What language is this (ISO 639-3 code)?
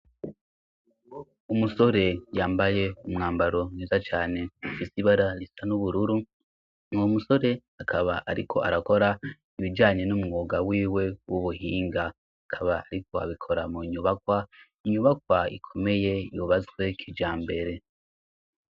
run